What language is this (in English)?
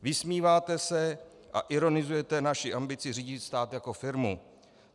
Czech